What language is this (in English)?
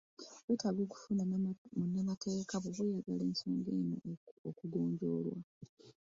Ganda